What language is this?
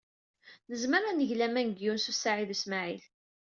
Kabyle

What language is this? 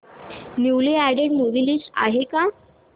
Marathi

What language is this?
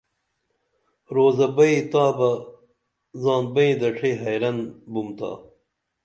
Dameli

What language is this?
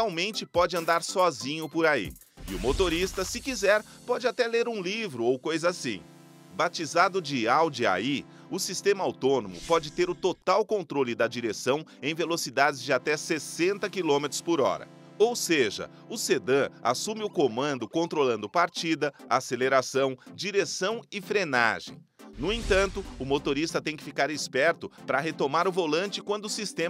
Portuguese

